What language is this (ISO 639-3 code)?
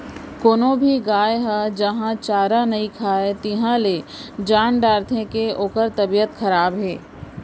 hne